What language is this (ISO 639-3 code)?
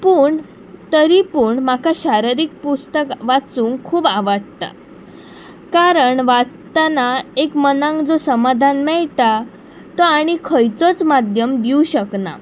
kok